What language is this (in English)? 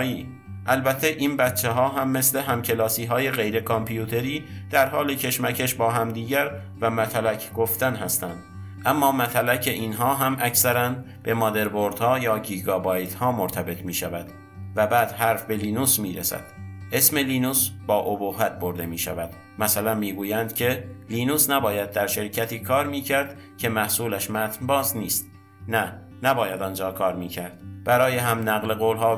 Persian